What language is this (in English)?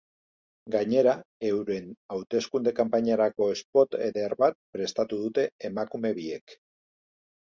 Basque